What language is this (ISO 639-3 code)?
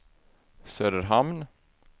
swe